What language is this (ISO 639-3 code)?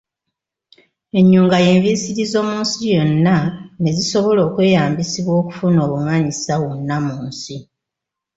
lug